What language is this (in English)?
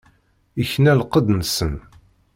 Kabyle